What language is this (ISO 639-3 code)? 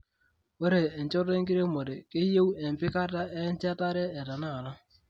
mas